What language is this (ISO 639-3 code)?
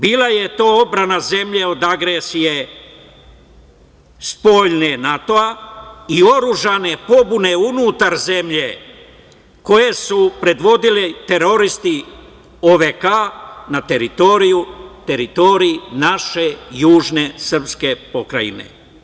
srp